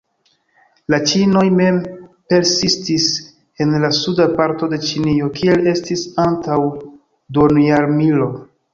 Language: Esperanto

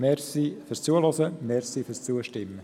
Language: Swiss German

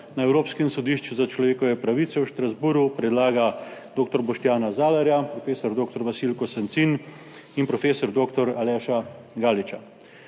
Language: Slovenian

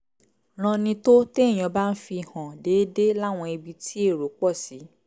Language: Yoruba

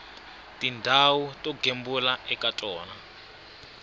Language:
Tsonga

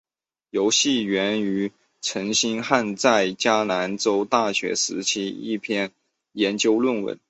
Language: Chinese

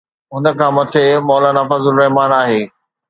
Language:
Sindhi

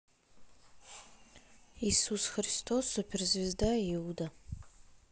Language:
Russian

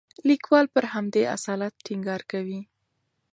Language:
Pashto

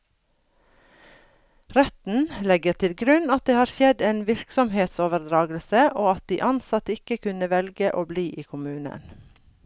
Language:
Norwegian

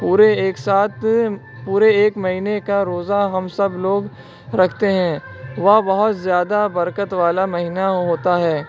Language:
Urdu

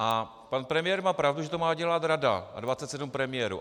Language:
Czech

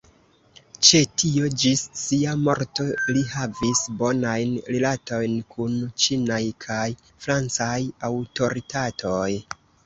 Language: Esperanto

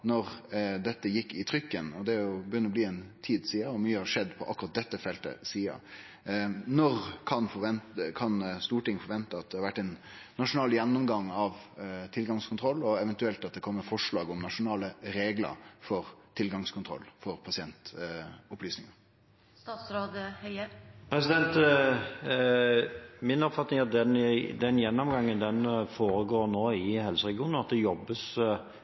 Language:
Norwegian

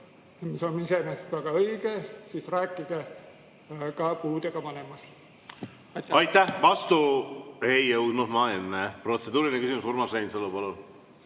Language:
Estonian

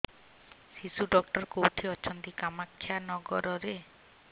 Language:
Odia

